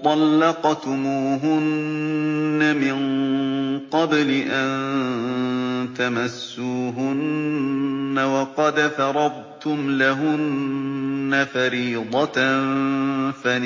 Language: Arabic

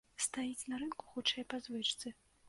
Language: Belarusian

